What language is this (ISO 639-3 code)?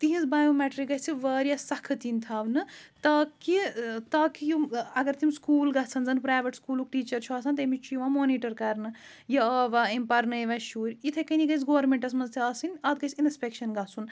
kas